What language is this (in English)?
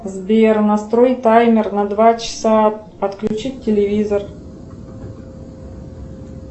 Russian